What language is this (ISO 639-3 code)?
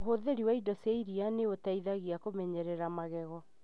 kik